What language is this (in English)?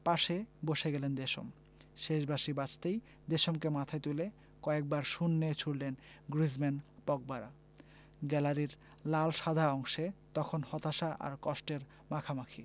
Bangla